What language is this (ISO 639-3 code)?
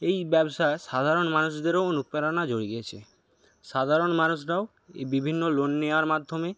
ben